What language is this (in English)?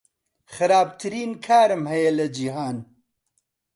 Central Kurdish